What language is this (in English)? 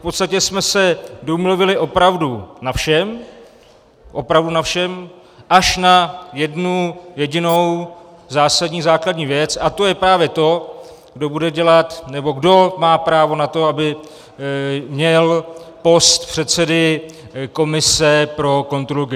Czech